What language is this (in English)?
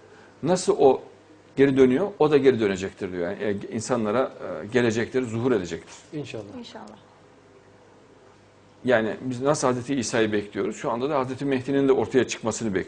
Turkish